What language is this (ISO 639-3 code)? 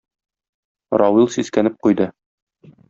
tat